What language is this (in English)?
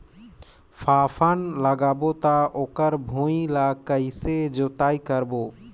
Chhattisgarhi